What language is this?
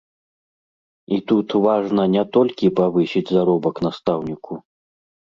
Belarusian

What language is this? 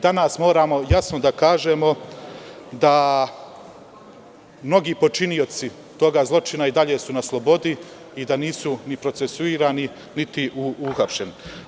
Serbian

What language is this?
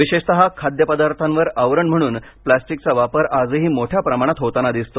Marathi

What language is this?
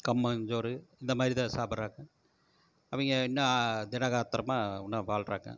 Tamil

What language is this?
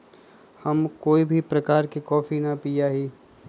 Magahi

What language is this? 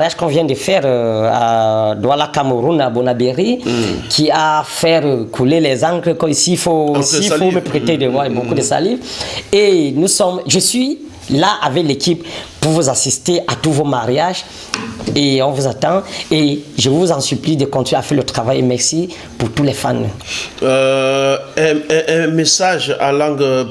French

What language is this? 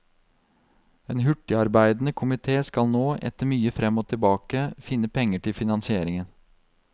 Norwegian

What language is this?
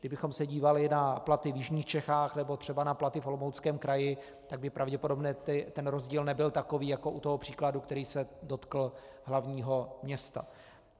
Czech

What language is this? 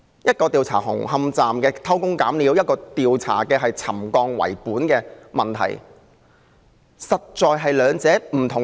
Cantonese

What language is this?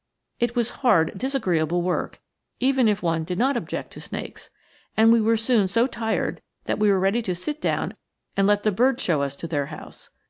English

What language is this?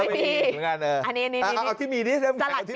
Thai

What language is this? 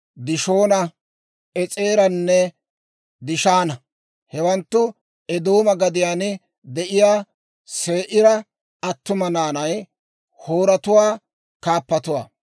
Dawro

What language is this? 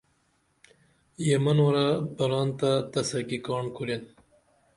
Dameli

